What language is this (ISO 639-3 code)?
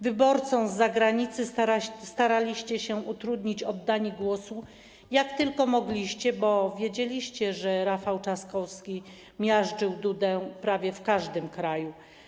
pol